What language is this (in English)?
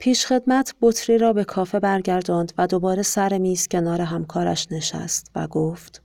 Persian